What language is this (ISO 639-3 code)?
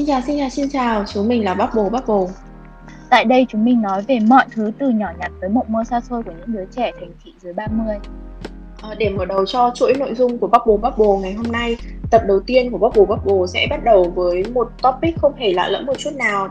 vie